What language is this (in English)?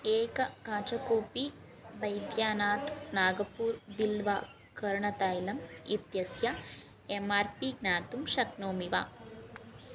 Sanskrit